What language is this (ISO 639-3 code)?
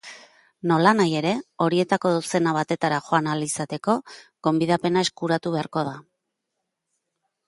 eus